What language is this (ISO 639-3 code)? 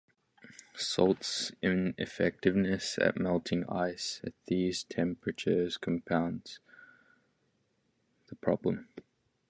eng